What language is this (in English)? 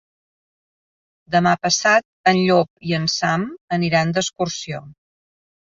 Catalan